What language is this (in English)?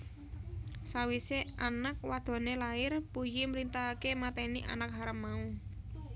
Javanese